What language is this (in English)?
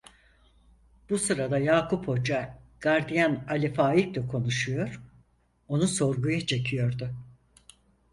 Turkish